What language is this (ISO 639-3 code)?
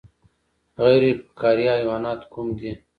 pus